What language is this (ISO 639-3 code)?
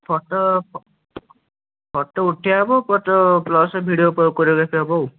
ori